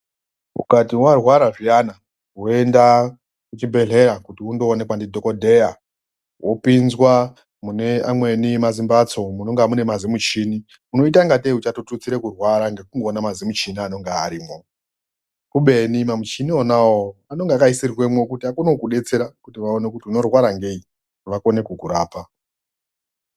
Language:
Ndau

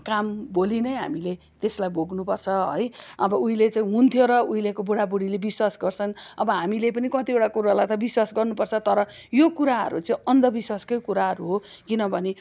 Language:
Nepali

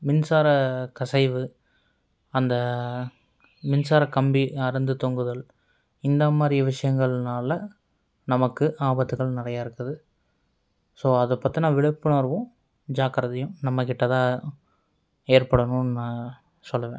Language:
Tamil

